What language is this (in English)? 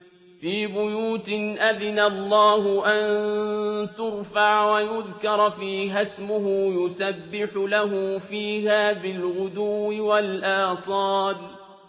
Arabic